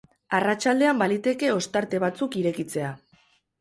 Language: Basque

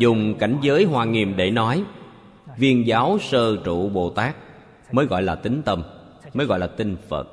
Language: Vietnamese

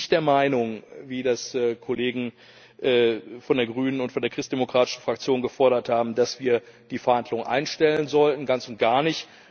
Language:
German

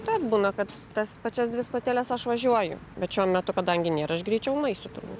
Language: Lithuanian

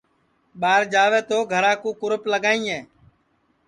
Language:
Sansi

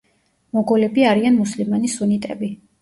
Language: Georgian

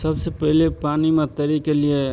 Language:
Maithili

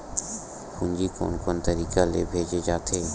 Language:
Chhattisgarhi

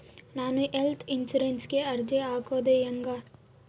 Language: Kannada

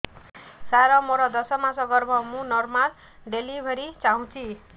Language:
Odia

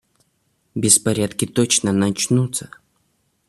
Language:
Russian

